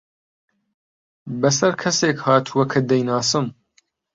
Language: Central Kurdish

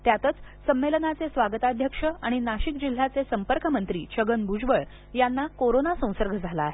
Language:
Marathi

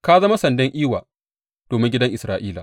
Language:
Hausa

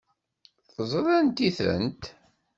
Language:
Kabyle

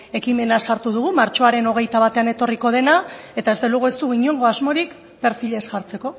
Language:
Basque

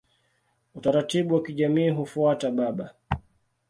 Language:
Swahili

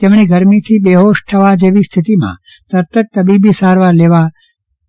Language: Gujarati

